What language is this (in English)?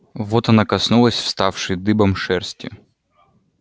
Russian